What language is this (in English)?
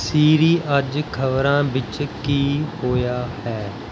Punjabi